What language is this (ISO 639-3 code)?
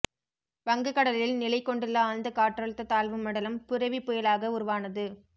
tam